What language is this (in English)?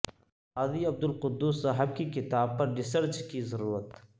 Urdu